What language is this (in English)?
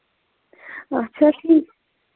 Kashmiri